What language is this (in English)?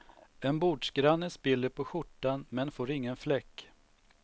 Swedish